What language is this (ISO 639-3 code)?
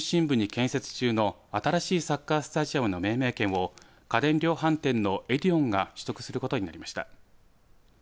jpn